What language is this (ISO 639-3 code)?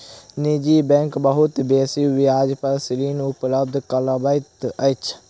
mai